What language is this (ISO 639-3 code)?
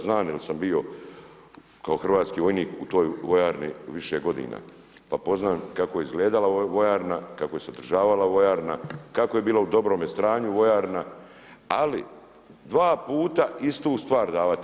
hrv